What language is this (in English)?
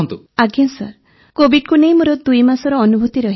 Odia